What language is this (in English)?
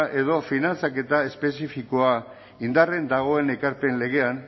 Basque